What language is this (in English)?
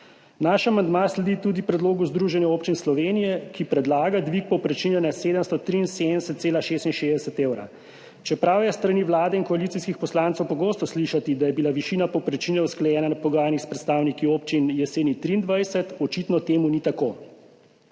Slovenian